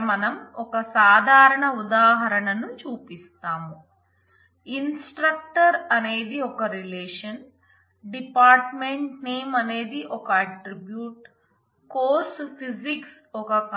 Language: Telugu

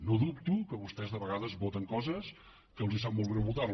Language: Catalan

